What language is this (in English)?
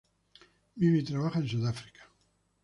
Spanish